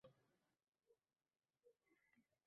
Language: Uzbek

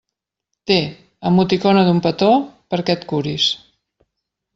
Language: Catalan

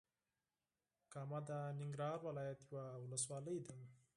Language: Pashto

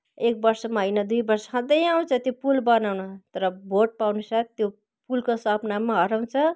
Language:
Nepali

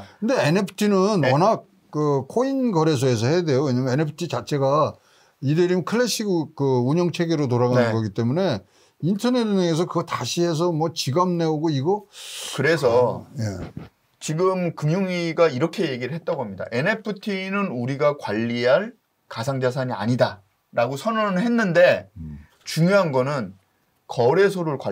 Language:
Korean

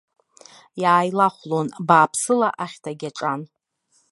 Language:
Abkhazian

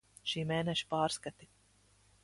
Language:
Latvian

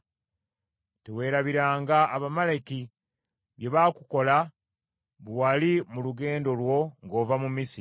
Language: Ganda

